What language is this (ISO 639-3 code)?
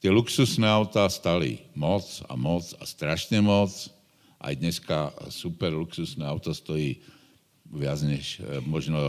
slk